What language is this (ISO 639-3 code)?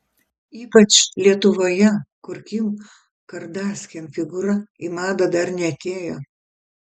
lit